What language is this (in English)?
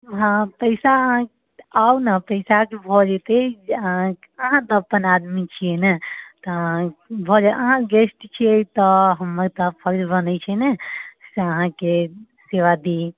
Maithili